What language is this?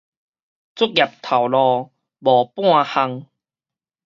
Min Nan Chinese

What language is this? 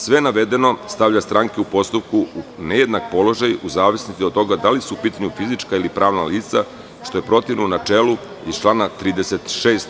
Serbian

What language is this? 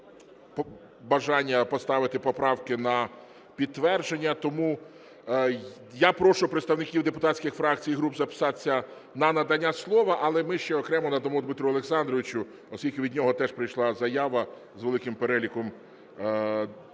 Ukrainian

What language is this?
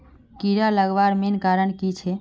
Magahi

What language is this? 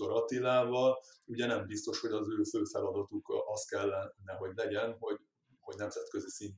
Hungarian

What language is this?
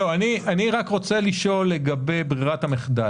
Hebrew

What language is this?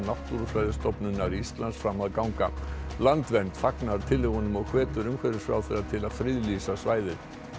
Icelandic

